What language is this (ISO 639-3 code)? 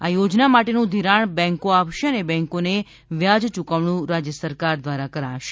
guj